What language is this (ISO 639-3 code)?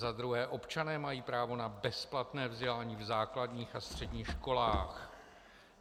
ces